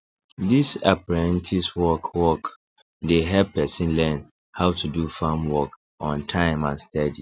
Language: Nigerian Pidgin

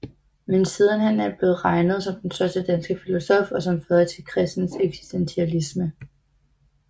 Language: Danish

